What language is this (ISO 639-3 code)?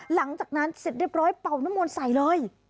tha